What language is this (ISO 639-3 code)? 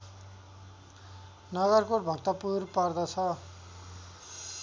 nep